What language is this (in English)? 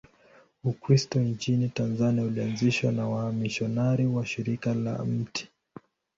Swahili